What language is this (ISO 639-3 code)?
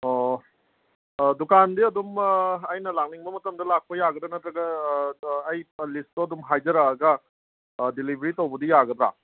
mni